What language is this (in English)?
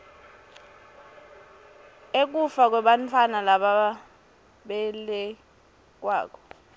Swati